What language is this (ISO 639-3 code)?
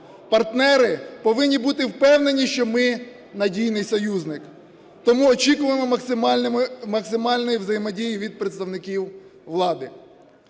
ukr